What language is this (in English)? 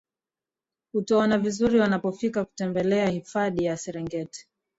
Swahili